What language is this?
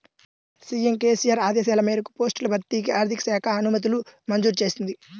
Telugu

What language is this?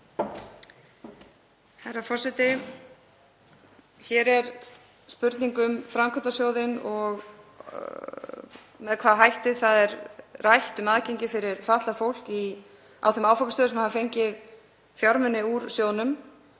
Icelandic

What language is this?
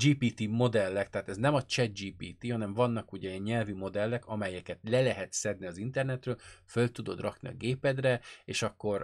Hungarian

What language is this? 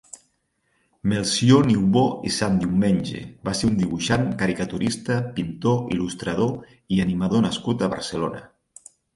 Catalan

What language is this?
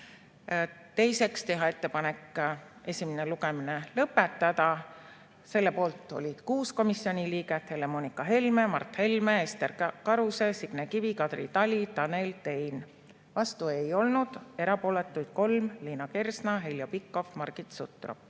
Estonian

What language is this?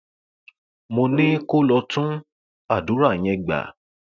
Yoruba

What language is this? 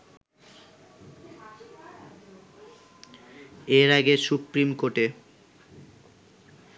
Bangla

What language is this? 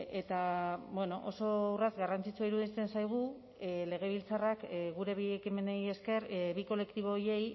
Basque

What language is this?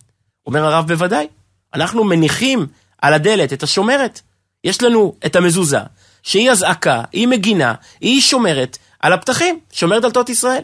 Hebrew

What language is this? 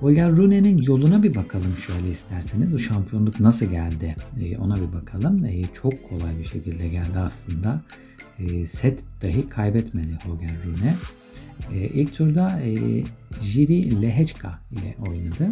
Turkish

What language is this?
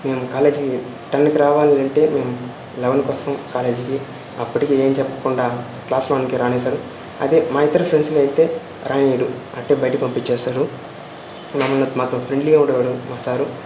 Telugu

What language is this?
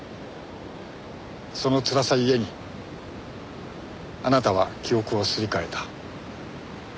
Japanese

